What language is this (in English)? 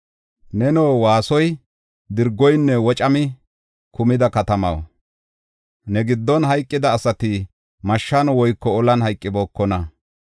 Gofa